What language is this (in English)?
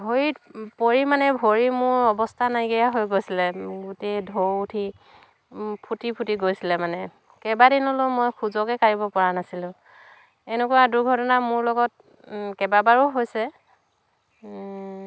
Assamese